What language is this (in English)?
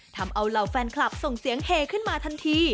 Thai